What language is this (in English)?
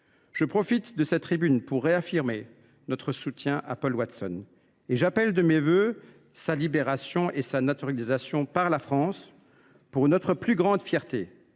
French